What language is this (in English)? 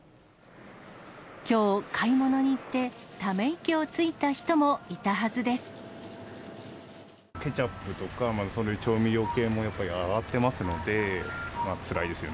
Japanese